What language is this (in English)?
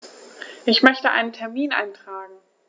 German